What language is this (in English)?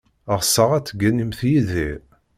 Kabyle